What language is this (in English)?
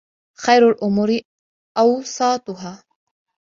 Arabic